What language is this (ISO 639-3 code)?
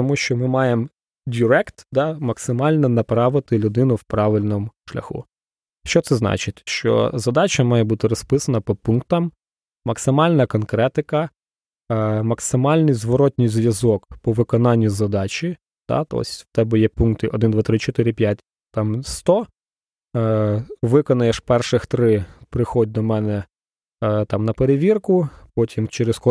ukr